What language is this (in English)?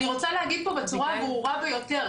Hebrew